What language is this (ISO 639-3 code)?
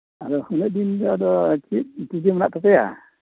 sat